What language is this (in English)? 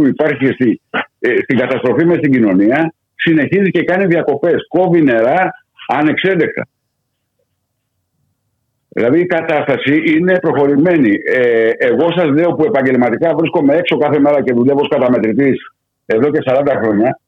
Greek